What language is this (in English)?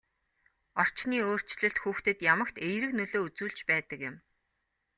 Mongolian